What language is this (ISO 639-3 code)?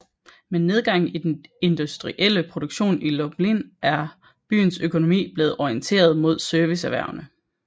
dan